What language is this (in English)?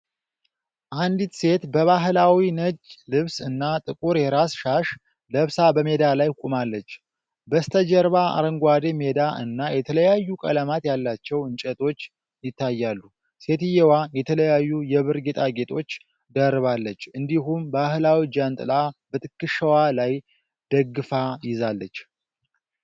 Amharic